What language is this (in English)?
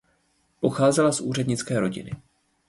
Czech